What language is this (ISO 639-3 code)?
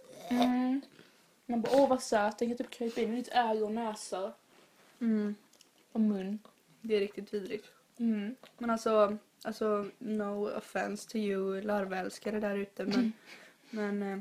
swe